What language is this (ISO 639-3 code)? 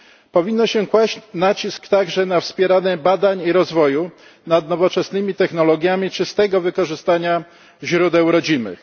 pol